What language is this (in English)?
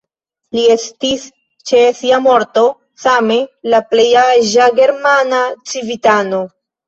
Esperanto